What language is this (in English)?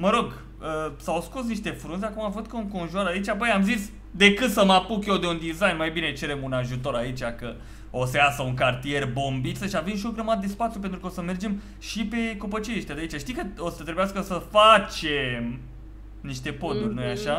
Romanian